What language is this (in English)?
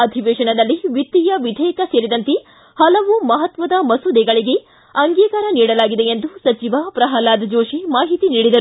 Kannada